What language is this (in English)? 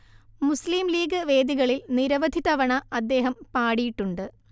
Malayalam